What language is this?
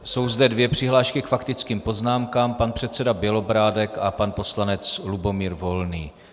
Czech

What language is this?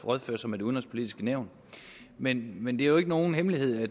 Danish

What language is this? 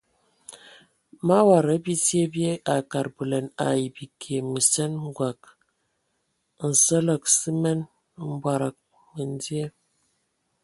Ewondo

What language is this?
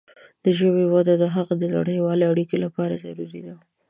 Pashto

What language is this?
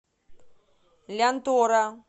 Russian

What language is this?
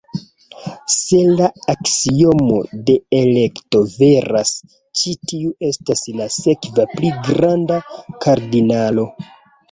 Esperanto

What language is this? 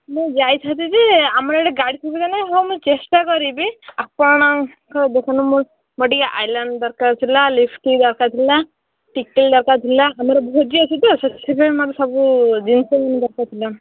Odia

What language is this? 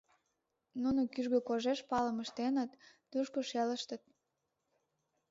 Mari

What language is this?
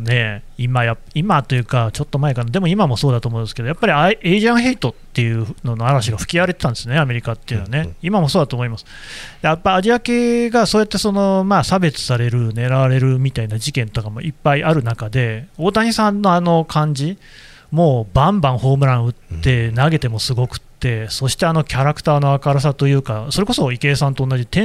Japanese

